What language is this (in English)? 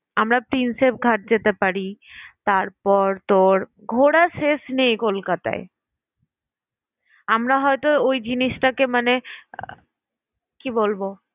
Bangla